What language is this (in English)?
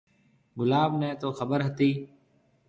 Marwari (Pakistan)